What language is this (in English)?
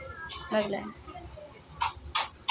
Maithili